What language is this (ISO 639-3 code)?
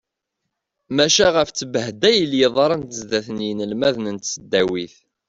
kab